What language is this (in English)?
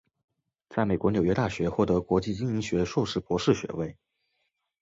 Chinese